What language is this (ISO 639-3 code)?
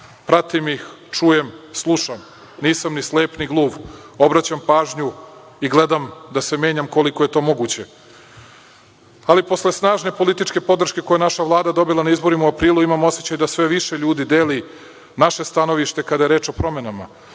srp